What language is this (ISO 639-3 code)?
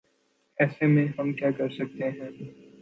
urd